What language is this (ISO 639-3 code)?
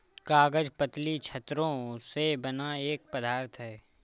hin